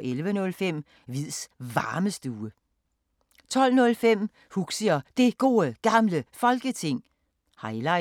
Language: Danish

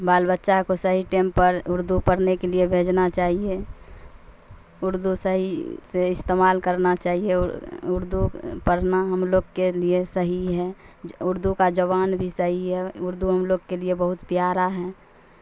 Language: Urdu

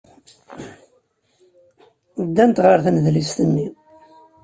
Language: Kabyle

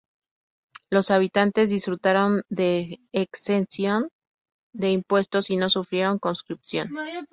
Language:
Spanish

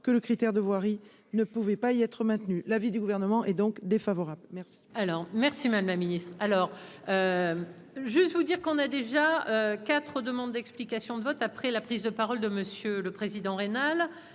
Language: French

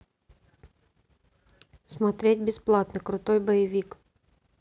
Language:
Russian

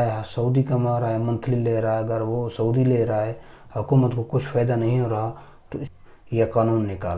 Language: Urdu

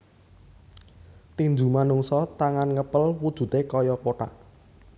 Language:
Javanese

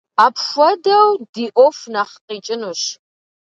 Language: Kabardian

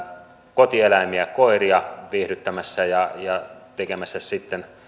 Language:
Finnish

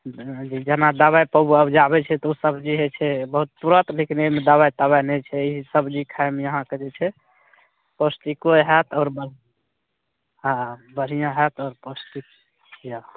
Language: Maithili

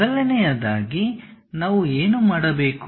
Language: Kannada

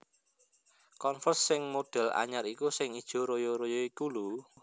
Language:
Javanese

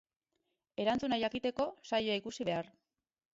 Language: Basque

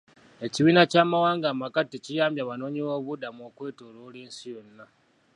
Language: Ganda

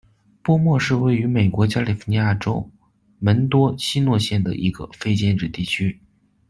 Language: Chinese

